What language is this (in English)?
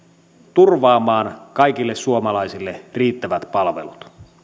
Finnish